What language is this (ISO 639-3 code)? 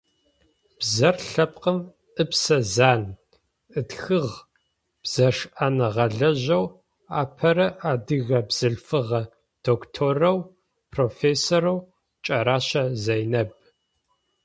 ady